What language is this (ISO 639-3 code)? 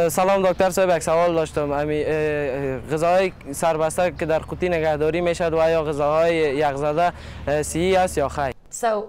fas